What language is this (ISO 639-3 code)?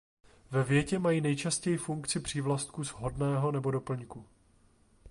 ces